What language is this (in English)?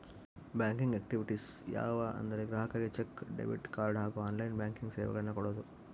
Kannada